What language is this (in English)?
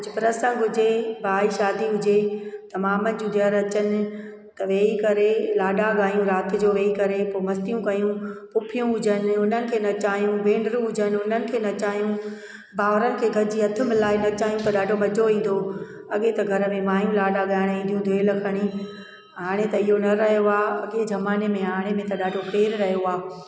Sindhi